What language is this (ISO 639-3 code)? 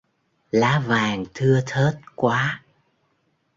vie